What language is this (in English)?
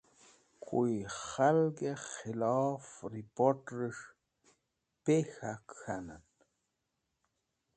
Wakhi